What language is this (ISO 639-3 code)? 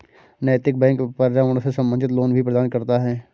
hin